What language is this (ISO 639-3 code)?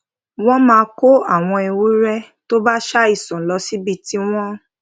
yor